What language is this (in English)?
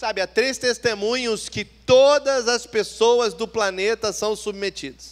Portuguese